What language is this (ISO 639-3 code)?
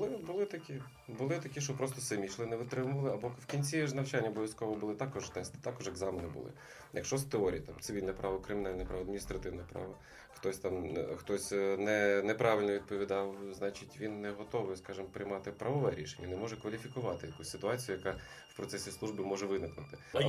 ukr